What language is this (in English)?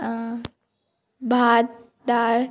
Konkani